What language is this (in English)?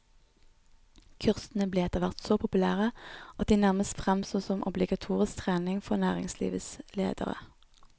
Norwegian